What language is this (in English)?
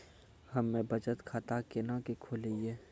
Maithili